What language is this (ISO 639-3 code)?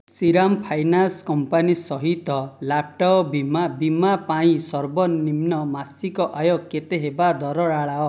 ori